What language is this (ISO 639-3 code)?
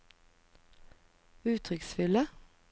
nor